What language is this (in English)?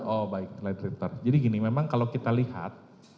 Indonesian